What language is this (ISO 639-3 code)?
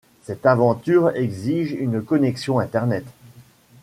fra